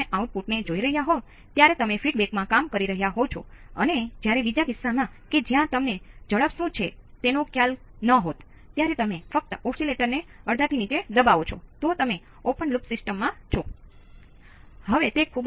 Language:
Gujarati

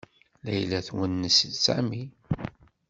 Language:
Kabyle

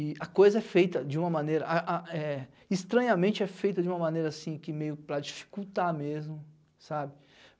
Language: Portuguese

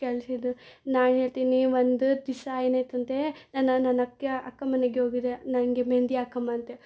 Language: Kannada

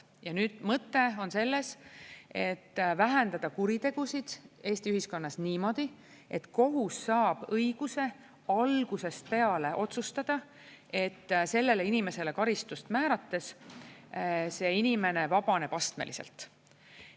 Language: Estonian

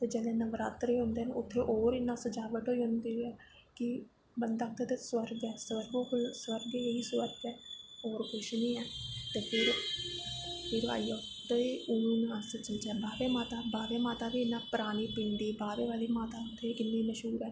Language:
Dogri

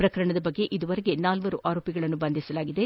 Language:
Kannada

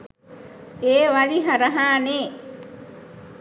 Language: Sinhala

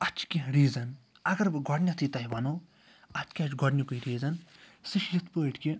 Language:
Kashmiri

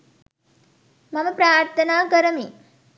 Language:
Sinhala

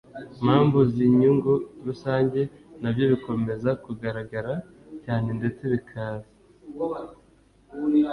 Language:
Kinyarwanda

